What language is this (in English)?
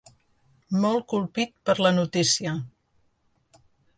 Catalan